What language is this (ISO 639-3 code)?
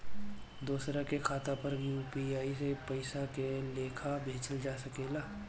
bho